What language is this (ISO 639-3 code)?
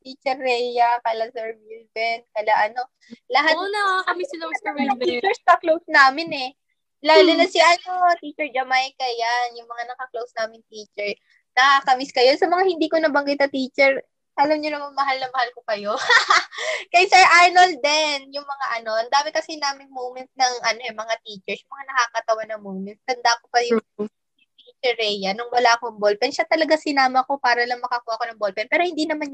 fil